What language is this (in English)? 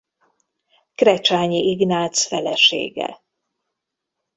Hungarian